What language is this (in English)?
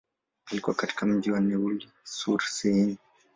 Swahili